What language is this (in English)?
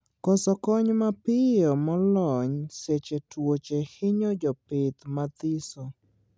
Luo (Kenya and Tanzania)